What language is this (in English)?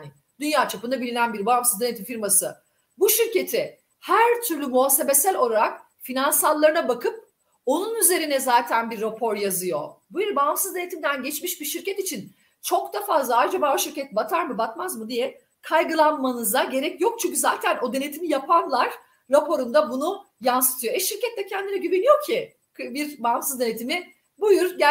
Turkish